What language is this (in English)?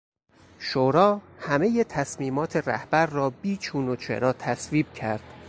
Persian